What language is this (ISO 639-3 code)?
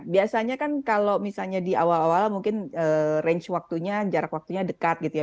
ind